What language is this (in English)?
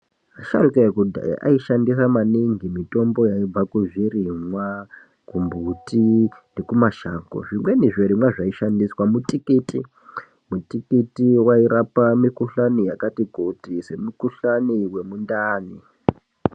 Ndau